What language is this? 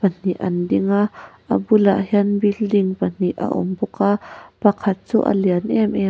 Mizo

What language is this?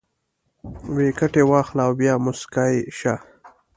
Pashto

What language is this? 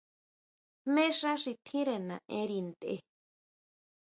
Huautla Mazatec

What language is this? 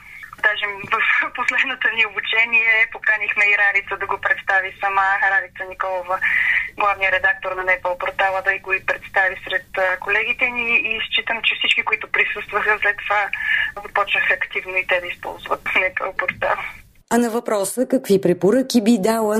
Bulgarian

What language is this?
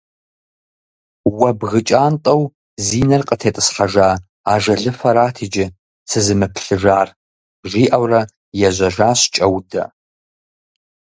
Kabardian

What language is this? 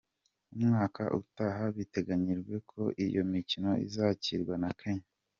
Kinyarwanda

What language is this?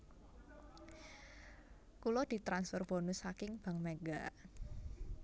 Javanese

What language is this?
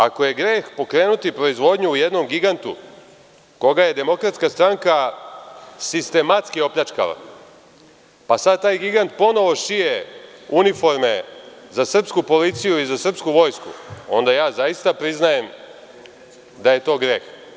Serbian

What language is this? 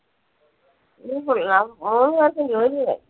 Malayalam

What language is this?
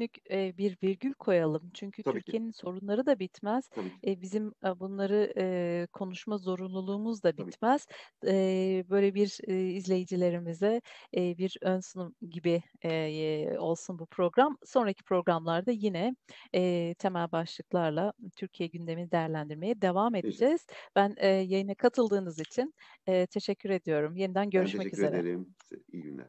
Turkish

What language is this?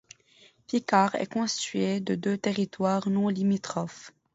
French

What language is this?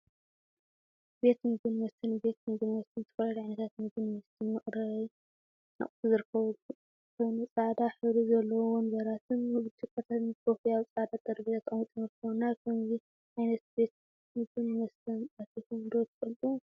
Tigrinya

